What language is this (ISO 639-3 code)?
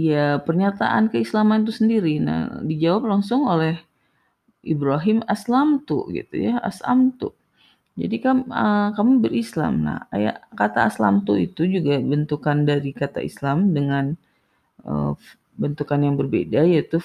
ind